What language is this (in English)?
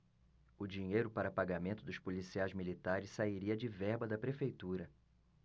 Portuguese